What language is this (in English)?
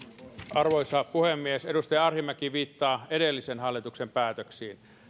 Finnish